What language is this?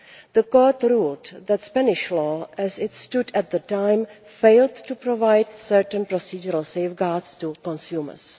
English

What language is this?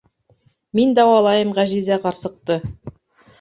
Bashkir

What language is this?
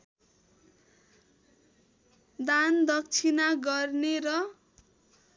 Nepali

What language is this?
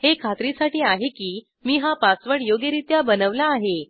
Marathi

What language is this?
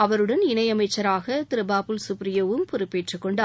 Tamil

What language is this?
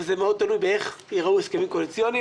Hebrew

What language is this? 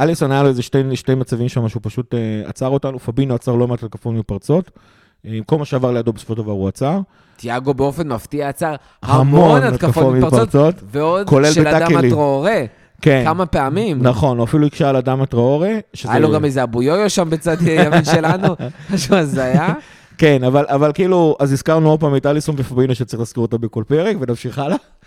Hebrew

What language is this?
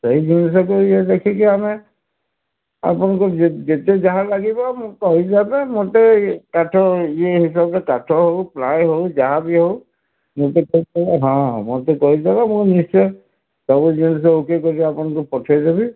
Odia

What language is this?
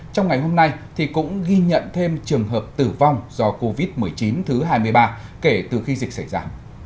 Vietnamese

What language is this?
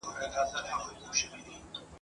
Pashto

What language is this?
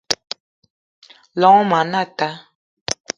Eton (Cameroon)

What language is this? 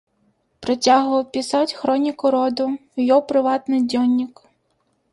Belarusian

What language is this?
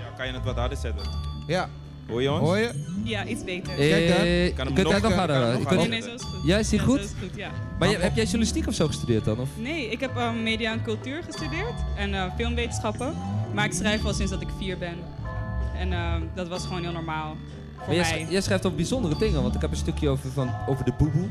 Dutch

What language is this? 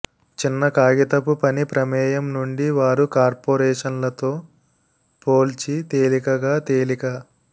Telugu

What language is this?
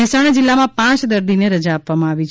Gujarati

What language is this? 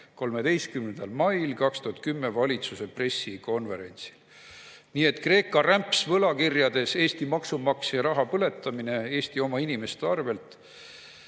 Estonian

